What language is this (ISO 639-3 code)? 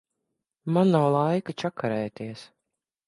lav